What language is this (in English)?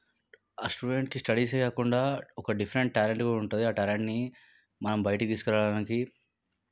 Telugu